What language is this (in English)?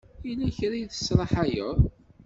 Kabyle